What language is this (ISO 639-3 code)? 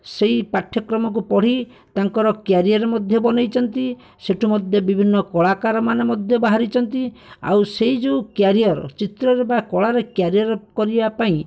ori